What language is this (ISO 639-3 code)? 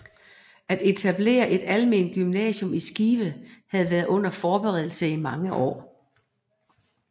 dan